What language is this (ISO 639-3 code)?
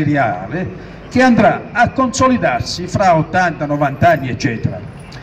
ita